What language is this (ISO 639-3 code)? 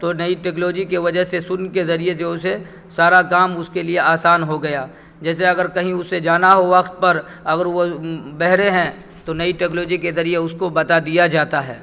urd